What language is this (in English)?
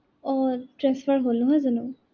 Assamese